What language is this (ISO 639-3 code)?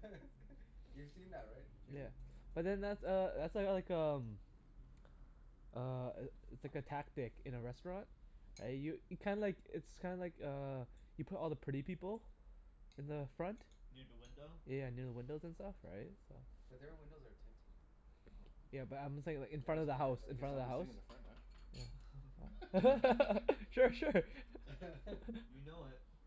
eng